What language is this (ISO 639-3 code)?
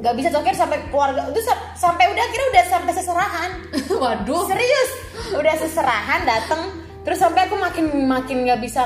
ind